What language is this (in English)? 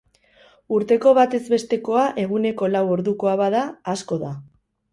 Basque